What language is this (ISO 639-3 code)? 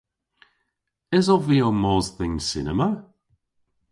cor